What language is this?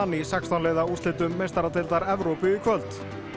Icelandic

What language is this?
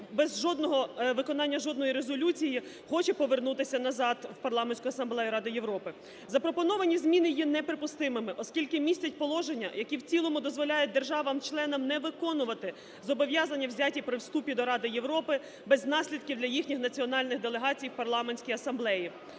Ukrainian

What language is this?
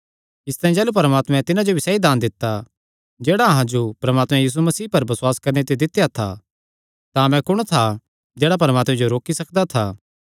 Kangri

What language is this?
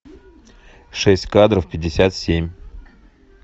Russian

